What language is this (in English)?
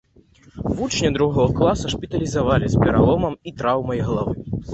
Belarusian